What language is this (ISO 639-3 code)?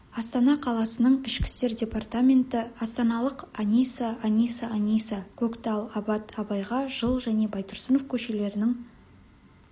kaz